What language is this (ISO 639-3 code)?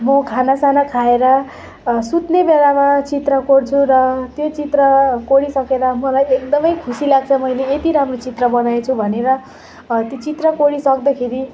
nep